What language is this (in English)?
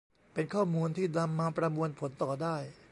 Thai